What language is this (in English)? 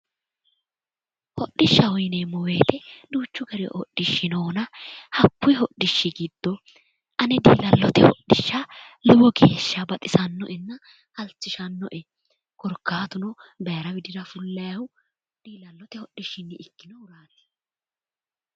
Sidamo